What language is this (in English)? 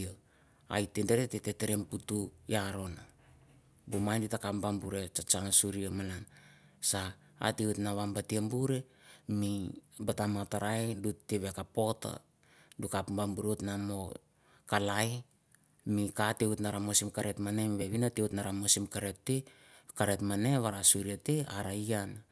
Mandara